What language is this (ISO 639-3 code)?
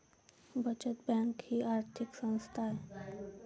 mar